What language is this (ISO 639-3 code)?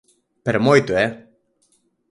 glg